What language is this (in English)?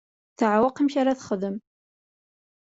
Kabyle